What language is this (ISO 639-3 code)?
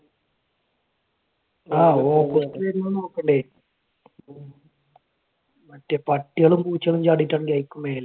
mal